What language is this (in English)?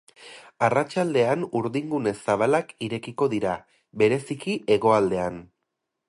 Basque